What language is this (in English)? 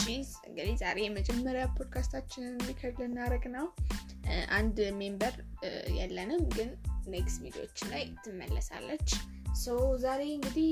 Amharic